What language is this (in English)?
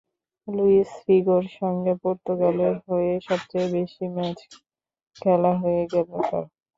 Bangla